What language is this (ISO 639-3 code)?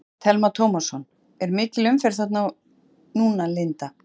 isl